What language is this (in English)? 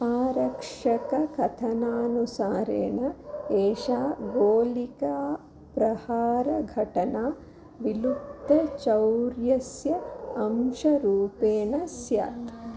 Sanskrit